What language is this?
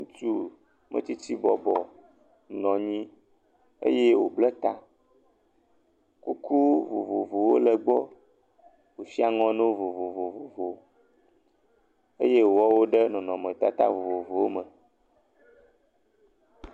Ewe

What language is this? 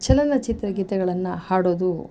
Kannada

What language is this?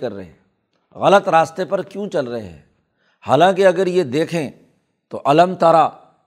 Urdu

